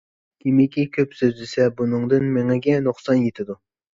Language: Uyghur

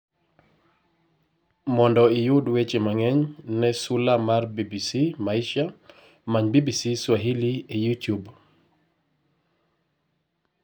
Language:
Luo (Kenya and Tanzania)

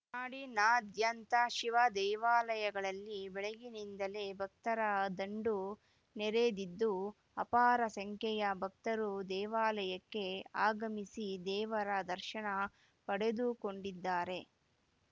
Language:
Kannada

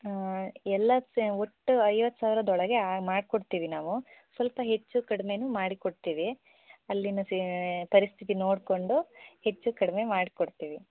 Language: Kannada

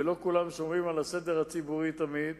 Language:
Hebrew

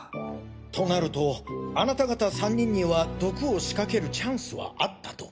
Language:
Japanese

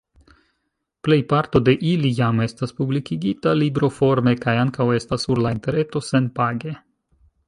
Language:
Esperanto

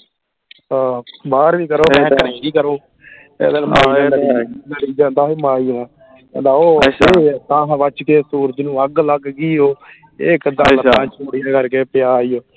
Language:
Punjabi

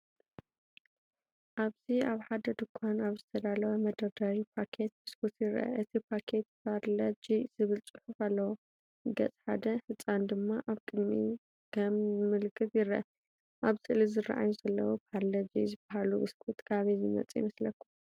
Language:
Tigrinya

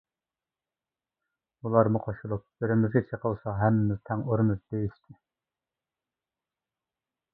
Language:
Uyghur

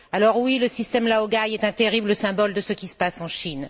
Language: French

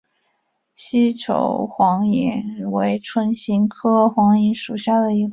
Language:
Chinese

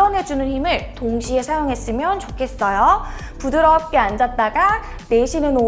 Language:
Korean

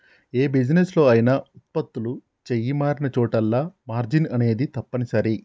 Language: Telugu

